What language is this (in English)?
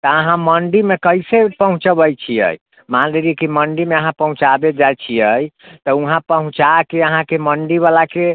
Maithili